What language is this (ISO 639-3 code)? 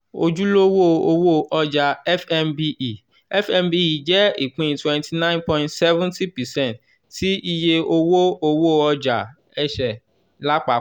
yor